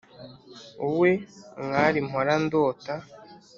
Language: Kinyarwanda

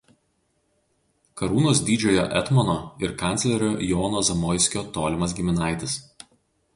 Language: Lithuanian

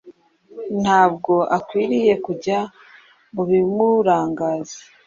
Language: Kinyarwanda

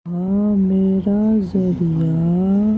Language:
Urdu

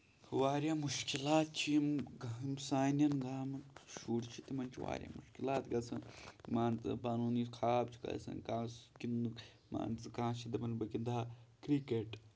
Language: Kashmiri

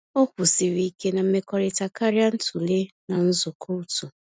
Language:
Igbo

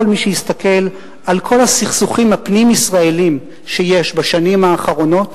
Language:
Hebrew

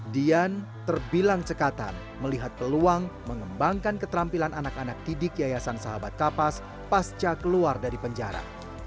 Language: Indonesian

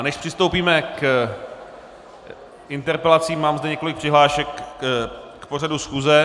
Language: Czech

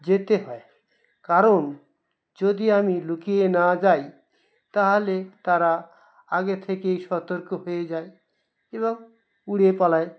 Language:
Bangla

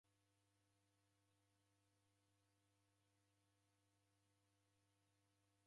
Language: Taita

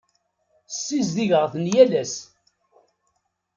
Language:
Kabyle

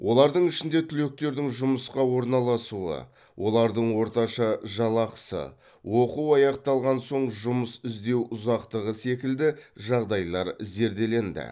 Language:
Kazakh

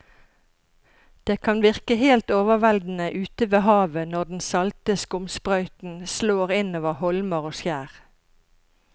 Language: Norwegian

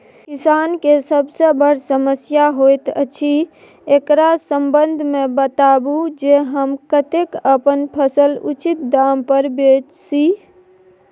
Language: Maithili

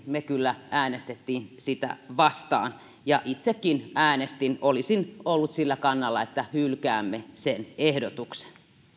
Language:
Finnish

